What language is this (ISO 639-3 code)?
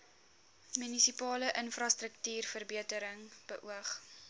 afr